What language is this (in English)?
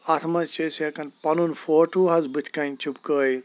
Kashmiri